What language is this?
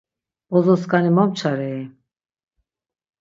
Laz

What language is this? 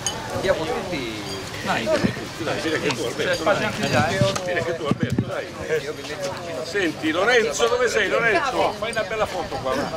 Italian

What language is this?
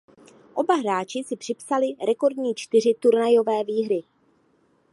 Czech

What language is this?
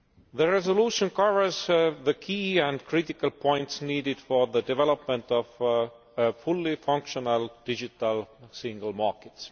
English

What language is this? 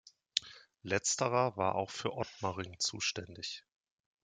German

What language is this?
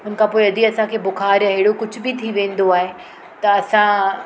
Sindhi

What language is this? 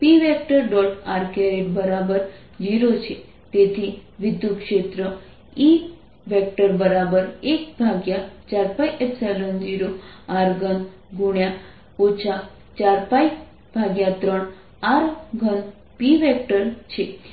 Gujarati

